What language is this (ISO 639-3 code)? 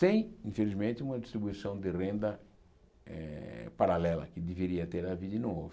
por